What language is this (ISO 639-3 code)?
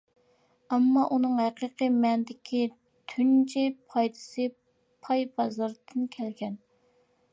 uig